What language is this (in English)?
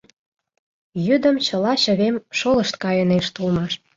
Mari